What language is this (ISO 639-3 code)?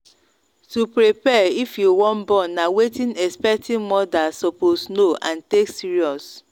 pcm